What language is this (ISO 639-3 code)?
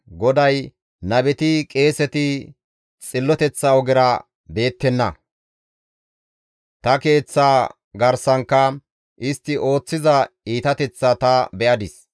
gmv